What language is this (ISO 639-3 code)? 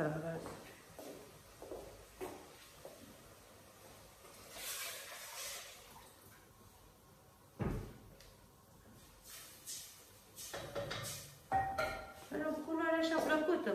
ron